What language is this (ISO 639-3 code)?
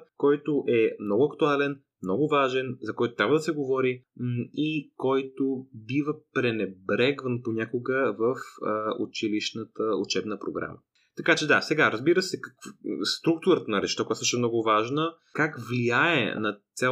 bul